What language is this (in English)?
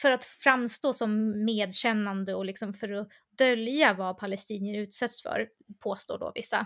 Swedish